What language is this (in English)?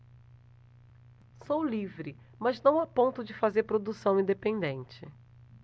Portuguese